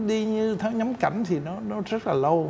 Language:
Vietnamese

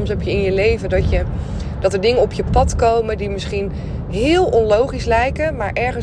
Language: Dutch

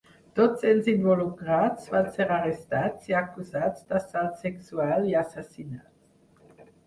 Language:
Catalan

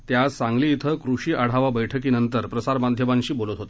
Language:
Marathi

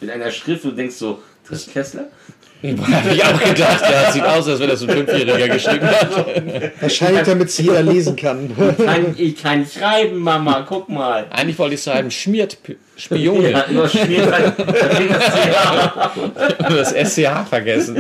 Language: German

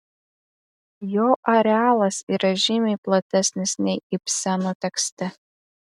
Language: Lithuanian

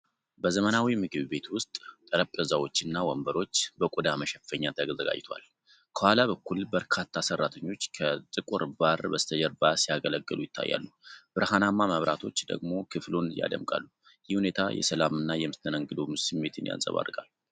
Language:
Amharic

